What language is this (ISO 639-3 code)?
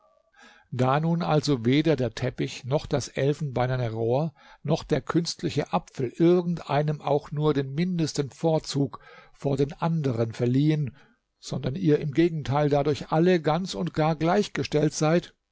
deu